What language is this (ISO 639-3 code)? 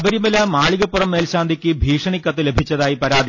mal